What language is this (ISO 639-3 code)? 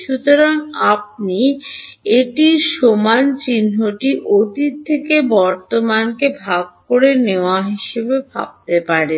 ben